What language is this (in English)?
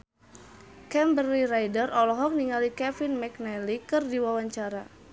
Sundanese